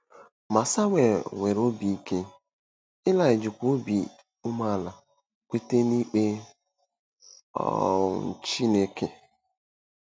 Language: Igbo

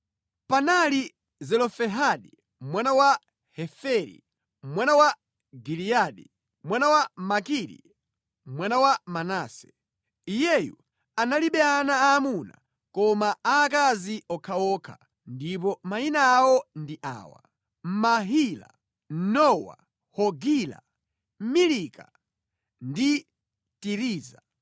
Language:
Nyanja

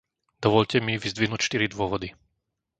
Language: Slovak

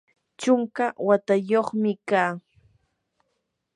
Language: Yanahuanca Pasco Quechua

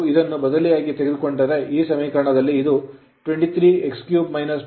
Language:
Kannada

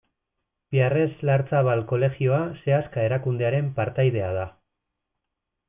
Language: Basque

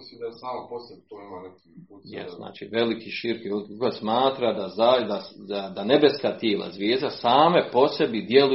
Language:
Croatian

